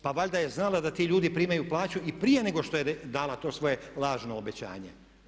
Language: Croatian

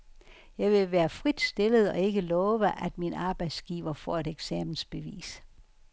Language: Danish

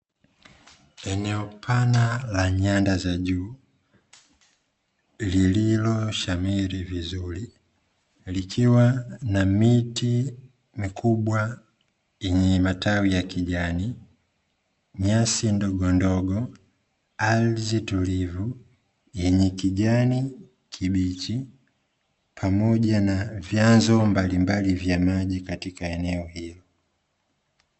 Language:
Swahili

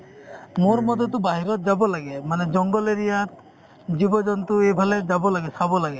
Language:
Assamese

